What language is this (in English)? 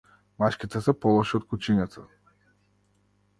Macedonian